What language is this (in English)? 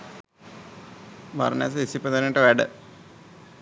Sinhala